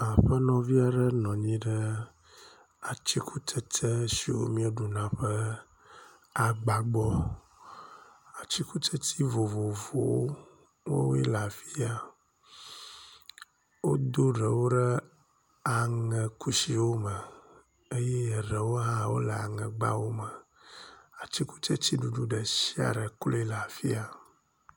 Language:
Ewe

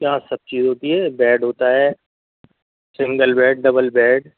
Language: Urdu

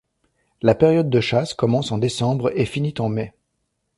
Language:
French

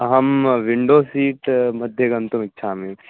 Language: Sanskrit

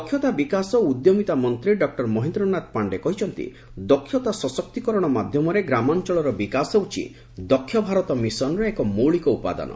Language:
Odia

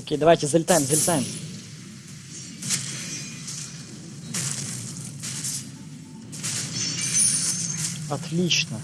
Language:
Russian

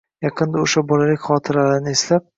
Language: Uzbek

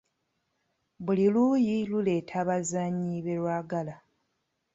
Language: Ganda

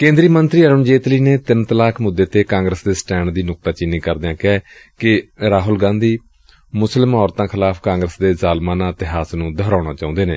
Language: Punjabi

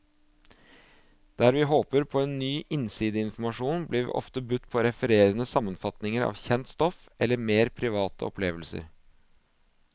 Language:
Norwegian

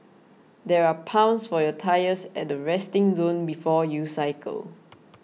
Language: English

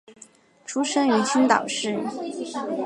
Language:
Chinese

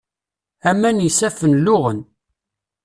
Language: Kabyle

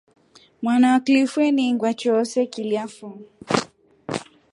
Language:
Rombo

